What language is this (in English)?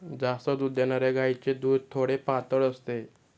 Marathi